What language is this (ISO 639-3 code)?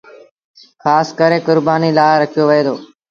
sbn